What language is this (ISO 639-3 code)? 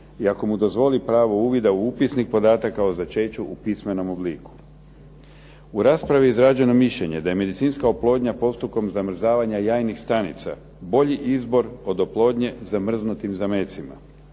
hrv